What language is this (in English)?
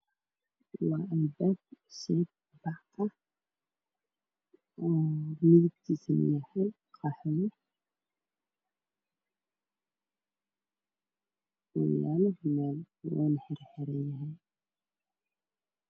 Somali